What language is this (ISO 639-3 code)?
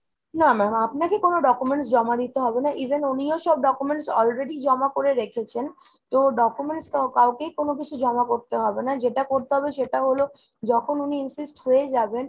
ben